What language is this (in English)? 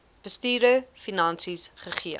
Afrikaans